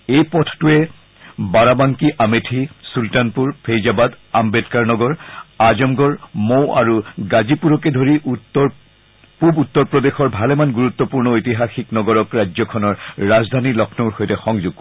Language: Assamese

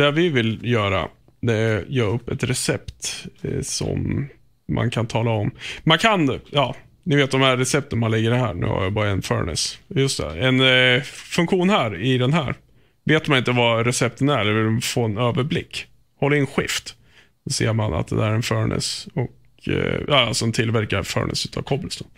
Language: Swedish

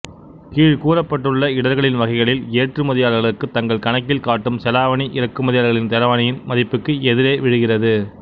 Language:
Tamil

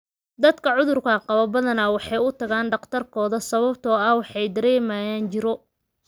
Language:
Somali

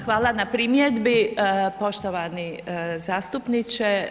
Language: Croatian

